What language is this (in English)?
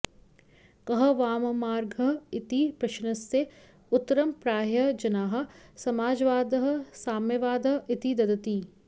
Sanskrit